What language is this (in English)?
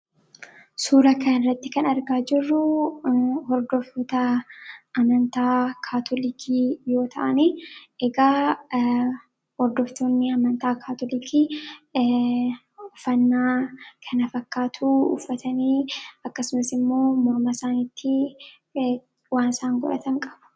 Oromo